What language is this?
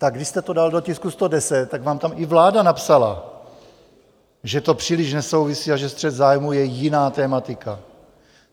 Czech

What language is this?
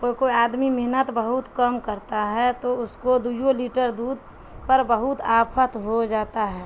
Urdu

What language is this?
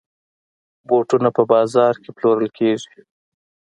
Pashto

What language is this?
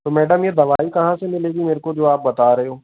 Hindi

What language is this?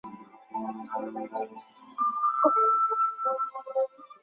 Chinese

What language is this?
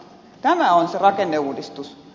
Finnish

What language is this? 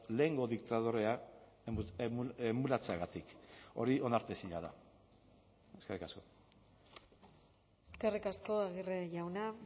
Basque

